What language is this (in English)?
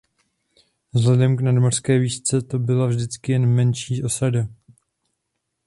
Czech